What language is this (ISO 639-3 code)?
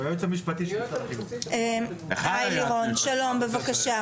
heb